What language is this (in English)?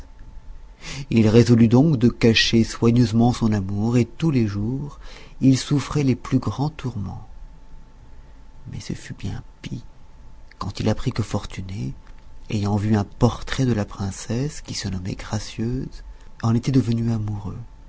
French